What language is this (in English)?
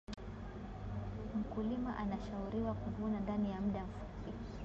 Swahili